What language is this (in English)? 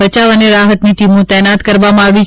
Gujarati